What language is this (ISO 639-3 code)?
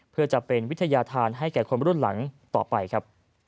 tha